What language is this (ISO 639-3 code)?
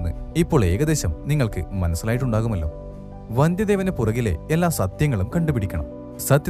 mal